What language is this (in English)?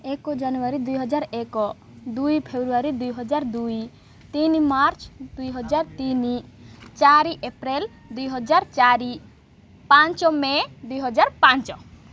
Odia